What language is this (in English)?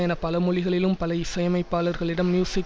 Tamil